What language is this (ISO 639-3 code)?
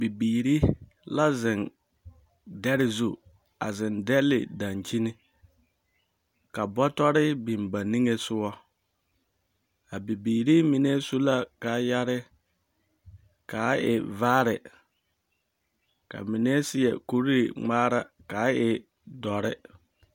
dga